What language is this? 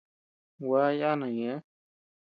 Tepeuxila Cuicatec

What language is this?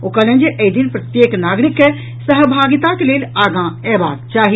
Maithili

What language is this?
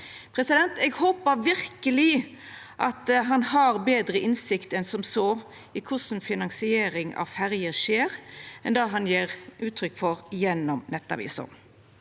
Norwegian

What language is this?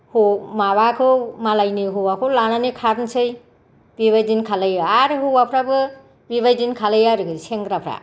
Bodo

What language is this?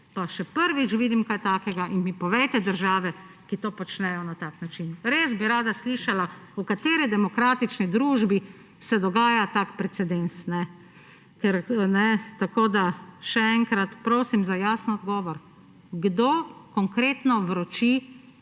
Slovenian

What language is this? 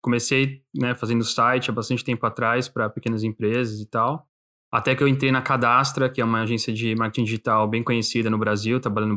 Portuguese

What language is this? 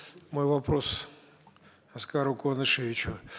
Kazakh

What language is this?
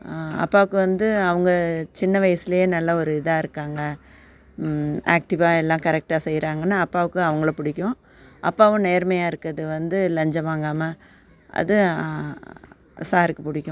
Tamil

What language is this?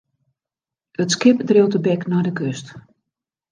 Western Frisian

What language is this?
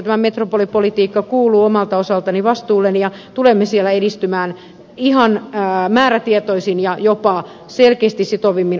Finnish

